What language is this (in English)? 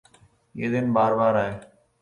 Urdu